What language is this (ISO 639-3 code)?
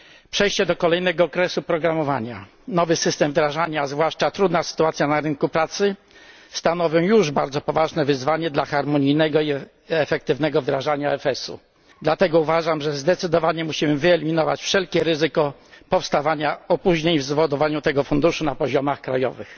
pol